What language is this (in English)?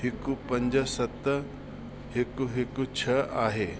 Sindhi